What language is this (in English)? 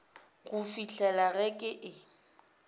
Northern Sotho